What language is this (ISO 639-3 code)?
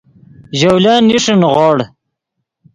ydg